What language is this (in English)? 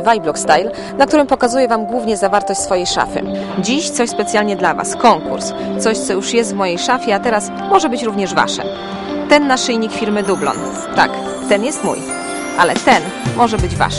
Polish